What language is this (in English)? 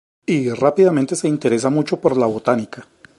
Spanish